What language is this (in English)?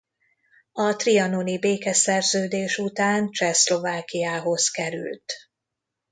Hungarian